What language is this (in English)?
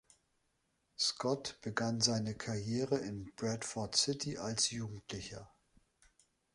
German